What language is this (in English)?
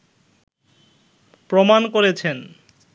Bangla